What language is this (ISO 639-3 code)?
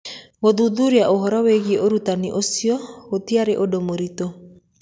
kik